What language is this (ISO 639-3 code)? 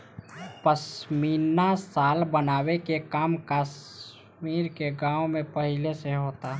bho